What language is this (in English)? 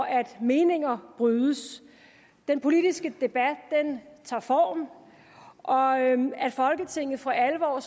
Danish